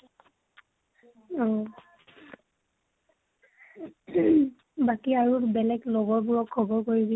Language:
Assamese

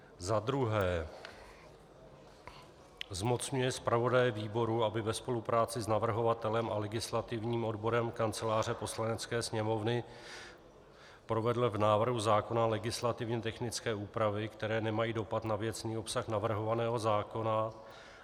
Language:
Czech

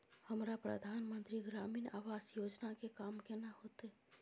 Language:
Maithili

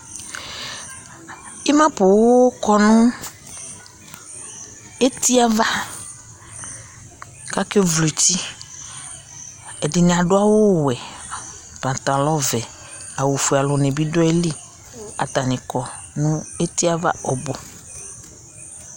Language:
Ikposo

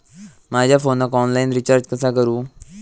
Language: Marathi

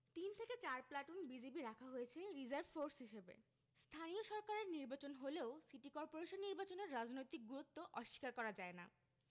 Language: Bangla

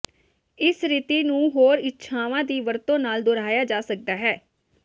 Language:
Punjabi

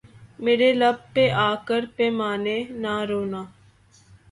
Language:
Urdu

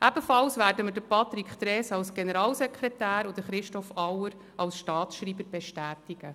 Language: Swiss German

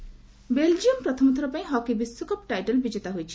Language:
Odia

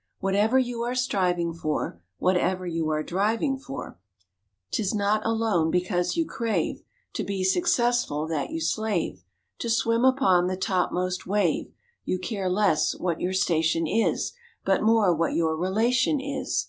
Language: English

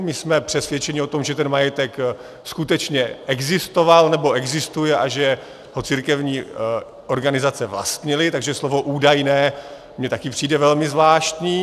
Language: Czech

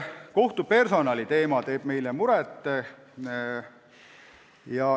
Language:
Estonian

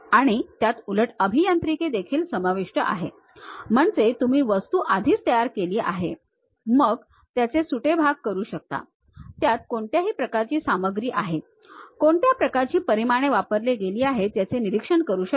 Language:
Marathi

